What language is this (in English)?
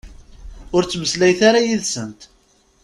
Kabyle